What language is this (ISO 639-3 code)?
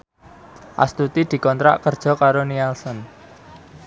jav